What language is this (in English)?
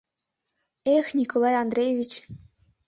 Mari